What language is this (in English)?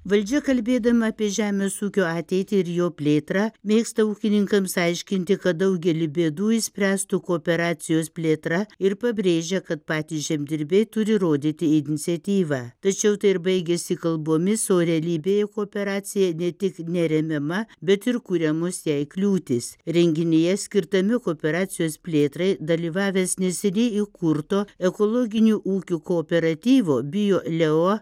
Lithuanian